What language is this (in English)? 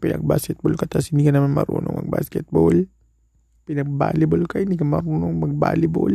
Filipino